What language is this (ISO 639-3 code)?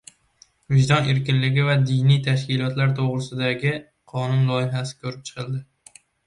uzb